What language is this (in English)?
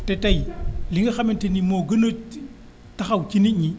Wolof